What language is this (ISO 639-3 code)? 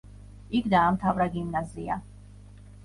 kat